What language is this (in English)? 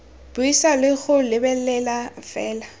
Tswana